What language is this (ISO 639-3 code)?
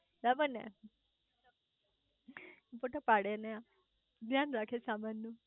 guj